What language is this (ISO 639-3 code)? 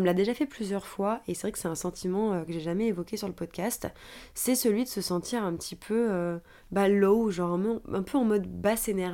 fra